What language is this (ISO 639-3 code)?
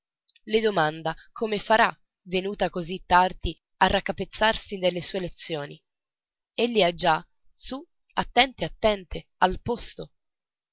ita